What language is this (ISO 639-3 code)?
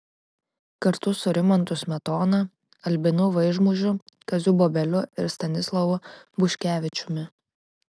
lit